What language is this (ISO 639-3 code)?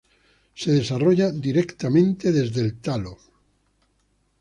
spa